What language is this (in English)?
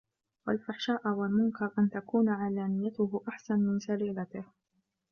Arabic